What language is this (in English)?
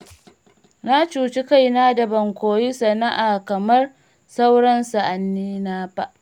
Hausa